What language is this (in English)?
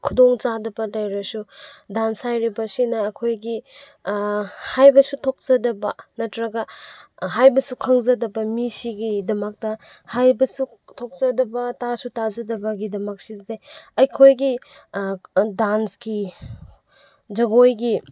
Manipuri